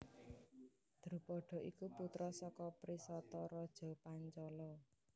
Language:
Javanese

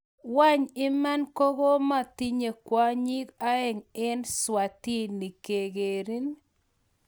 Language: Kalenjin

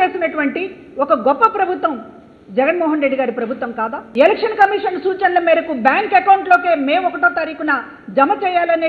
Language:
Telugu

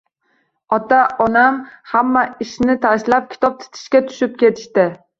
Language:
Uzbek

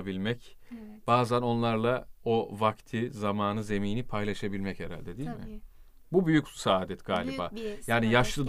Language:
Turkish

